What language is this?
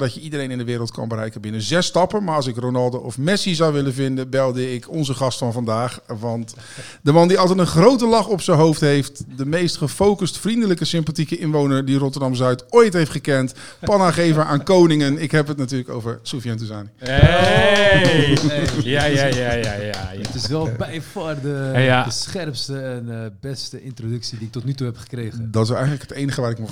Dutch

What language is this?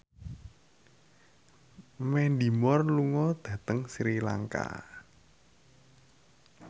Javanese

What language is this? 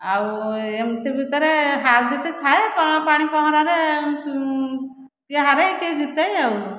Odia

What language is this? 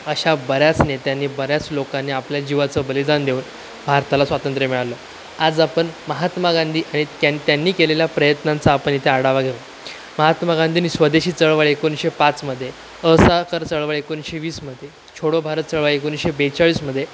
Marathi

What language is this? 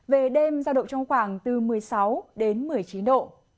Vietnamese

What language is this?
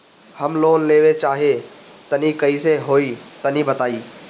Bhojpuri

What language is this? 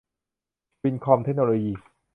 Thai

